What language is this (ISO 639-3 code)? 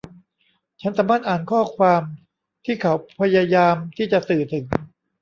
tha